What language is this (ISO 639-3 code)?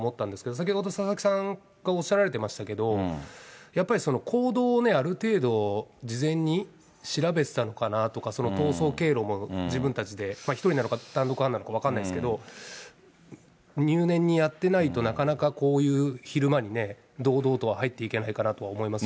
jpn